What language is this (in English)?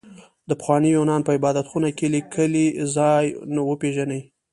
Pashto